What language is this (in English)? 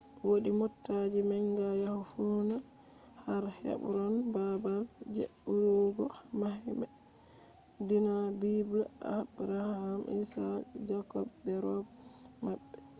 Fula